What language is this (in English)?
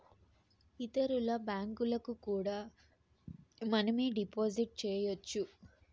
Telugu